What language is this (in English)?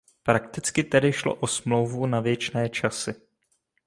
Czech